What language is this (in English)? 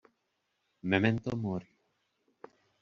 Czech